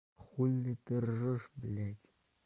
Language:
Russian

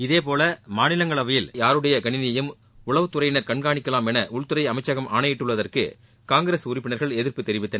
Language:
Tamil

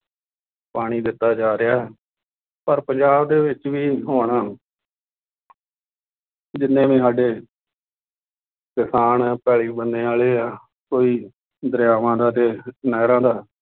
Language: Punjabi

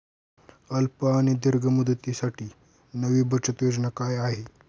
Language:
Marathi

